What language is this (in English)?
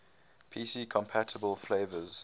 English